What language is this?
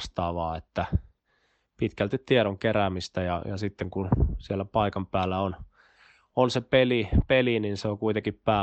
Finnish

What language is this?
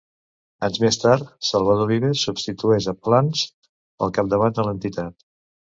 Catalan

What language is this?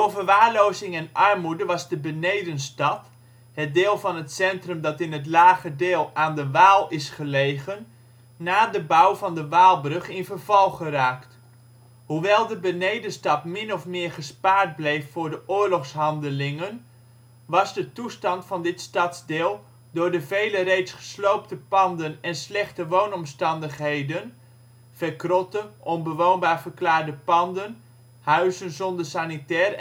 Dutch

